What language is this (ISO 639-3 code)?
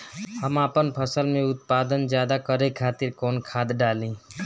bho